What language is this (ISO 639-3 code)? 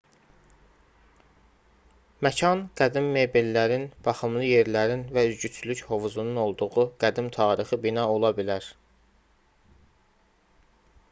aze